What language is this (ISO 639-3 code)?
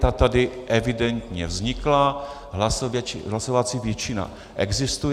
ces